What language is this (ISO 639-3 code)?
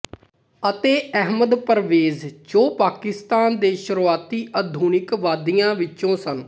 pan